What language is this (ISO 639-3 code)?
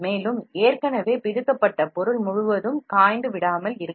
tam